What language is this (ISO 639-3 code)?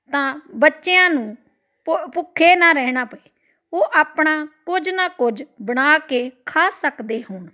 pan